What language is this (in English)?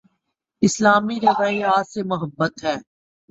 Urdu